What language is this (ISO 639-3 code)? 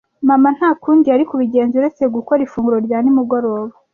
kin